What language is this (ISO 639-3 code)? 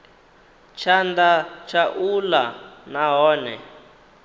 ven